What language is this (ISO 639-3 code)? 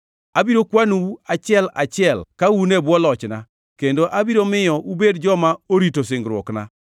luo